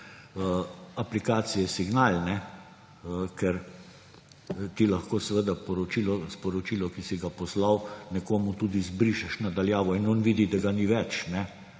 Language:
Slovenian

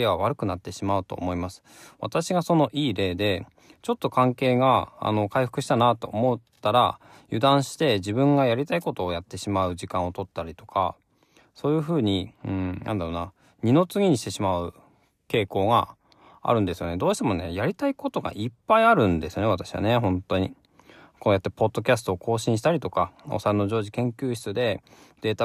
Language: Japanese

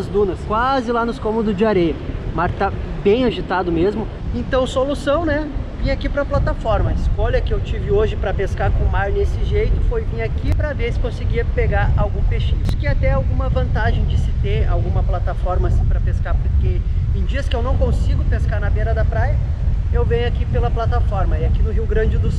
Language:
Portuguese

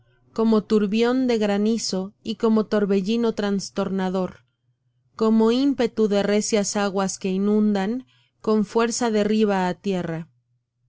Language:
Spanish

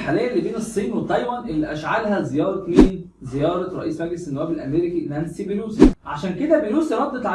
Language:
Arabic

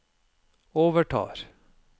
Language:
Norwegian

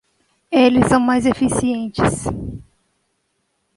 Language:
Portuguese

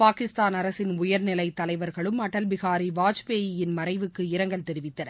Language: Tamil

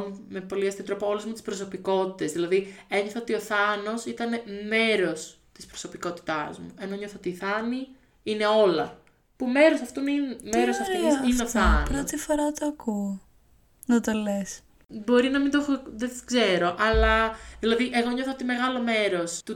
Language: Greek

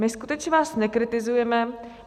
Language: Czech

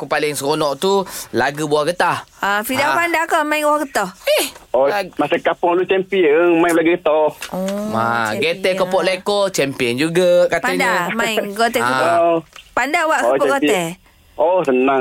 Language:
Malay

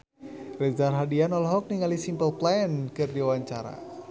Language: Sundanese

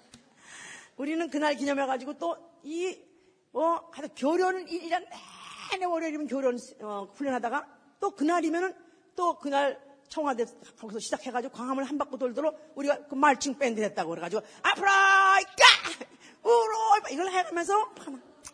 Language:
Korean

